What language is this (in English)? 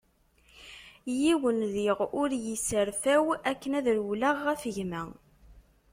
Kabyle